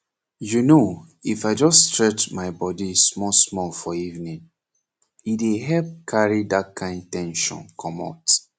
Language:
Nigerian Pidgin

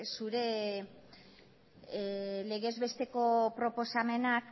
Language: Basque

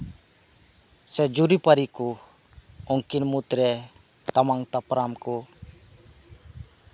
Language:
Santali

